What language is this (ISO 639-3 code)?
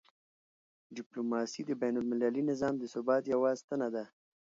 pus